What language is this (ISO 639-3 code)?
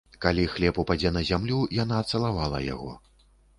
bel